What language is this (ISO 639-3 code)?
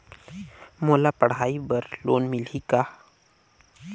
hne